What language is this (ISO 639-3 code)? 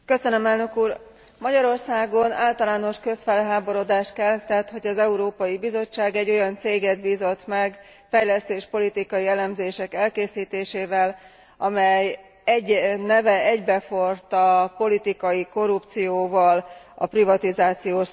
hun